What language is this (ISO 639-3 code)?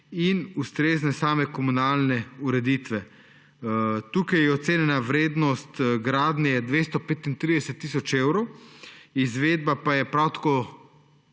slv